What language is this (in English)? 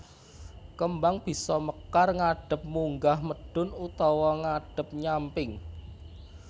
Javanese